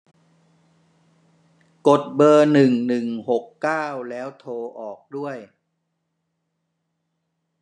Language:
Thai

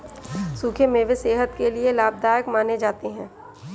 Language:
Hindi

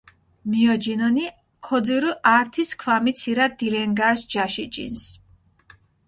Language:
Mingrelian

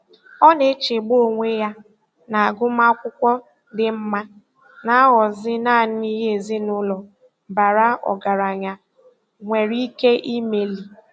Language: Igbo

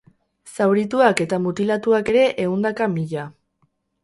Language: Basque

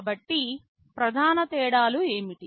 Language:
Telugu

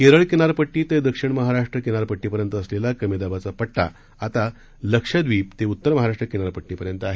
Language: Marathi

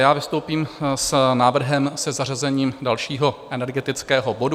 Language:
Czech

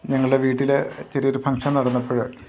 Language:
Malayalam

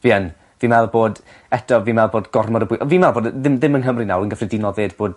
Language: Welsh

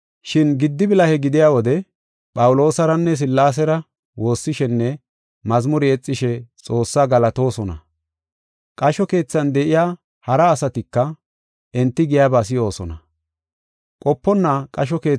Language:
Gofa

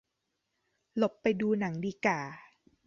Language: Thai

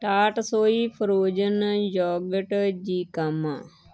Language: Punjabi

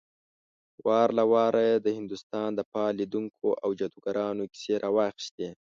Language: Pashto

